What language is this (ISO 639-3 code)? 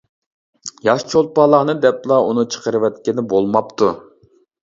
uig